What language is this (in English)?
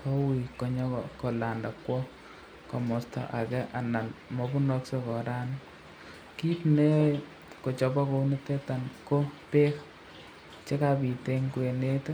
Kalenjin